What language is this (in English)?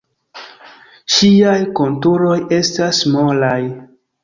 Esperanto